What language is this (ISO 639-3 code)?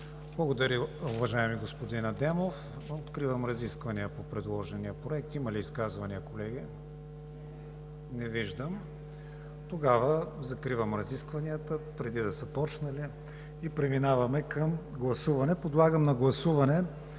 bul